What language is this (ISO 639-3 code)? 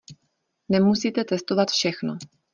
ces